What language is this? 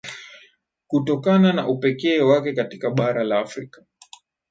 Swahili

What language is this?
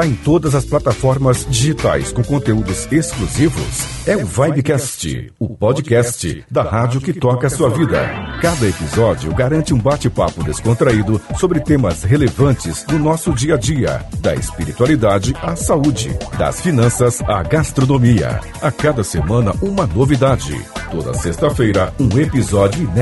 Portuguese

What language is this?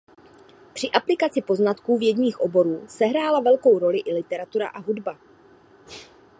Czech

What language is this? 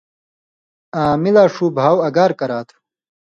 Indus Kohistani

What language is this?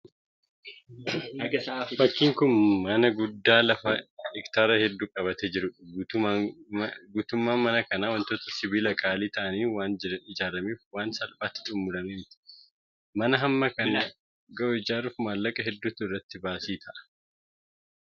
Oromo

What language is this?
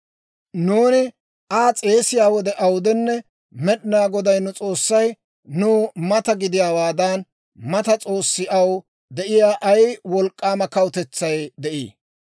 Dawro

